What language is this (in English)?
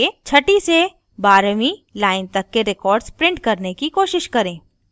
Hindi